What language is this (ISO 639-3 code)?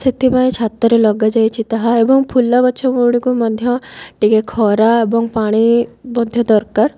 ori